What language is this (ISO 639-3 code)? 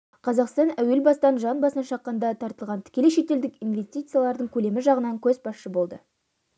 kaz